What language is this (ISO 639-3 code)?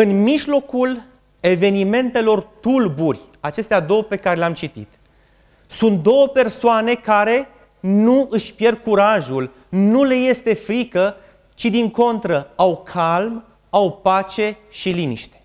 ron